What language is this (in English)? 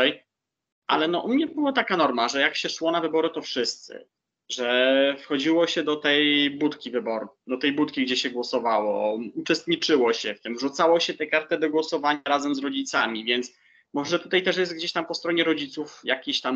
Polish